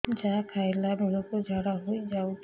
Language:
Odia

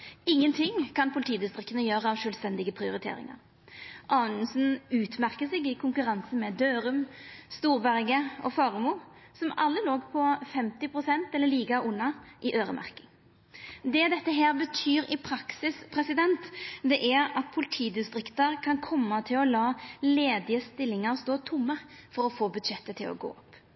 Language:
Norwegian Nynorsk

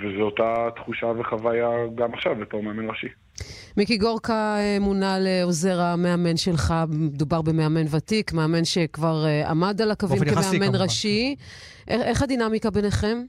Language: Hebrew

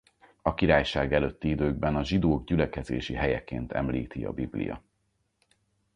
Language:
Hungarian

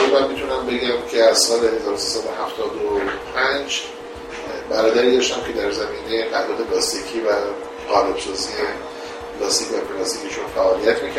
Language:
Persian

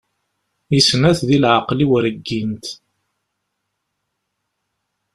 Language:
Kabyle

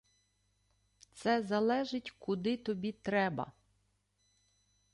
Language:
Ukrainian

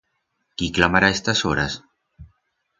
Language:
Aragonese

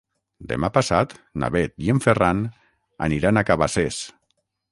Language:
Catalan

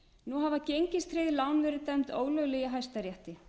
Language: Icelandic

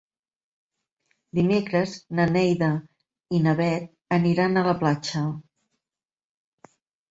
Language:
Catalan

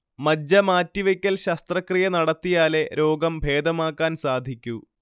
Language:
Malayalam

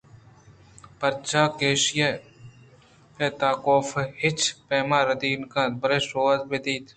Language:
Eastern Balochi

